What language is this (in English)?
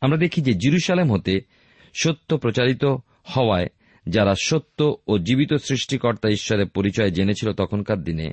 Bangla